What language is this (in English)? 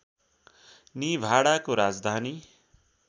Nepali